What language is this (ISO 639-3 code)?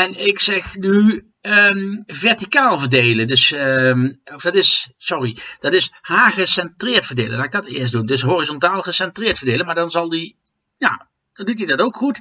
nld